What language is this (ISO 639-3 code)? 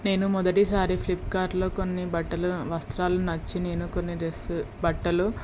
tel